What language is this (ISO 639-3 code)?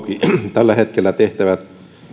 fin